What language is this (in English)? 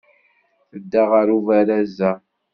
Kabyle